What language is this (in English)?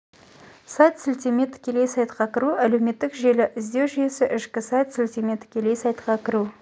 Kazakh